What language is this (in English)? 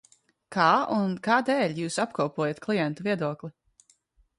Latvian